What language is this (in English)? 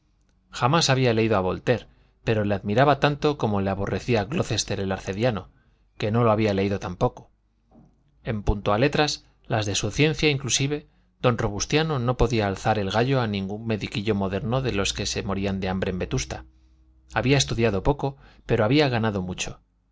Spanish